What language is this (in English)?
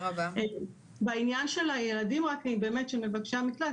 Hebrew